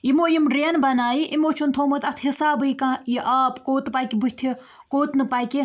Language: Kashmiri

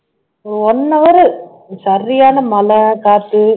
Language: Tamil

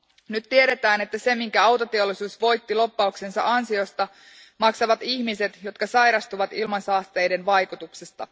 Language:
Finnish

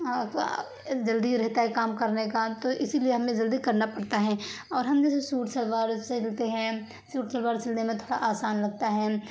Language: Urdu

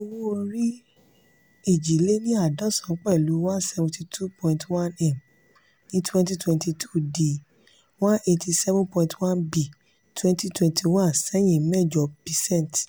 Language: Yoruba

